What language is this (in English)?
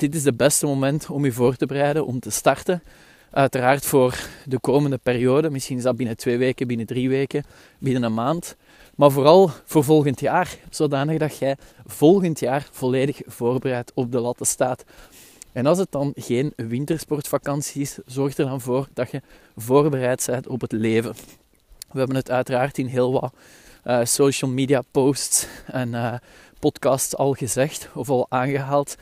Dutch